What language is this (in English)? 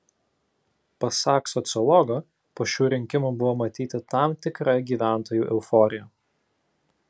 Lithuanian